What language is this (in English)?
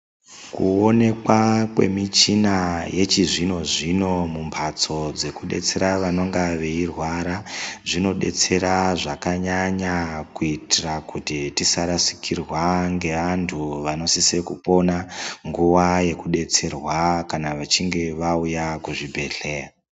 Ndau